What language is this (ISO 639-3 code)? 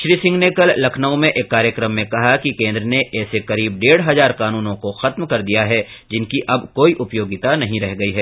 hin